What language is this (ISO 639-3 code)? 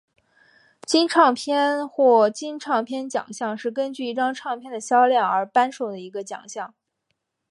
zho